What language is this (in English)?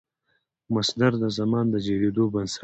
Pashto